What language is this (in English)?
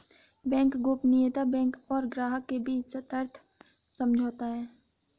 Hindi